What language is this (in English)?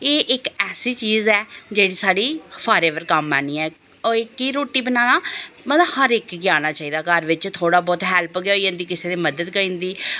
Dogri